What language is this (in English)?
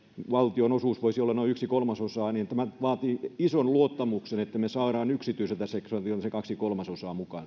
Finnish